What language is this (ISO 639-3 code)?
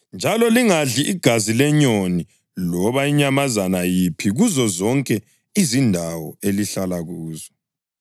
nde